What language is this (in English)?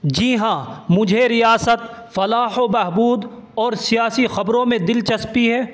Urdu